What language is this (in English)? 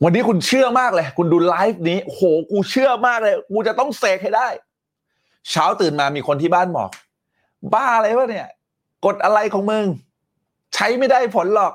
Thai